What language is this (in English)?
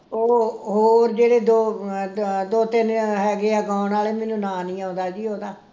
Punjabi